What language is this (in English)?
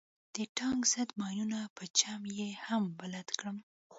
Pashto